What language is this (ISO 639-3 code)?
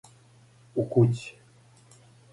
srp